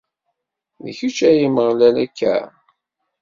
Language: Kabyle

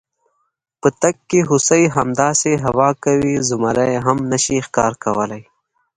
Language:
Pashto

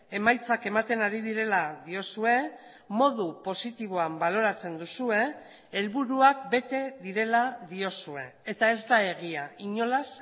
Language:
Basque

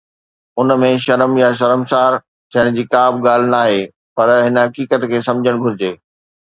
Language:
Sindhi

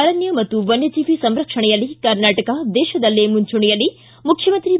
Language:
Kannada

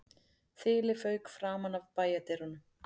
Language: Icelandic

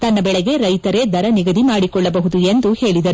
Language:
Kannada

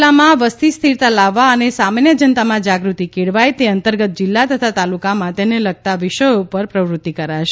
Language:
Gujarati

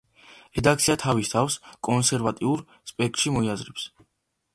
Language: Georgian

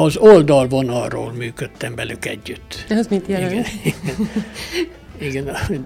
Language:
Hungarian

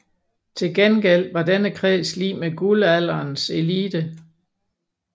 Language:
Danish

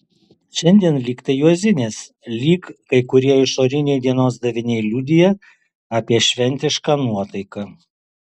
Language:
Lithuanian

